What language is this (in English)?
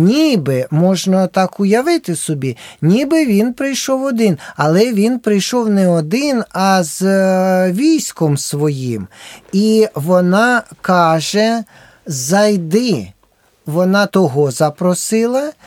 Ukrainian